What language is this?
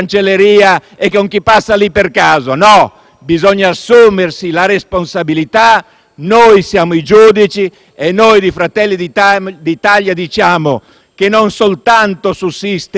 Italian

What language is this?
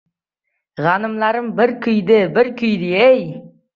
Uzbek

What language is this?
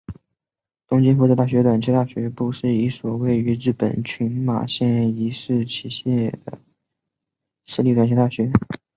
Chinese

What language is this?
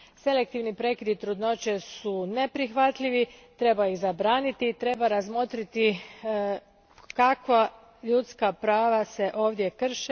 Croatian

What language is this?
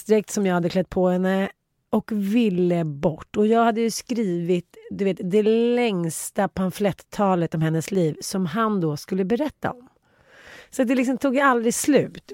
Swedish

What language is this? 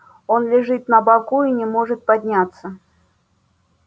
Russian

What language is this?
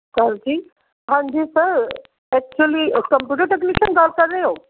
Punjabi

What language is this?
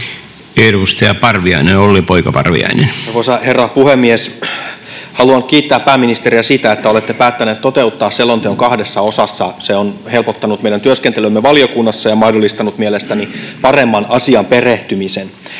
Finnish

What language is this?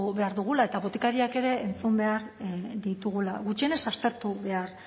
Basque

